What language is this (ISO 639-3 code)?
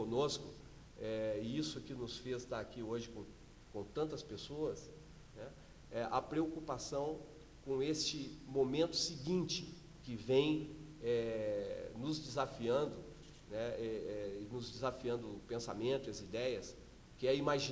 por